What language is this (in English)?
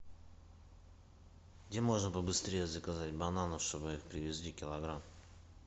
Russian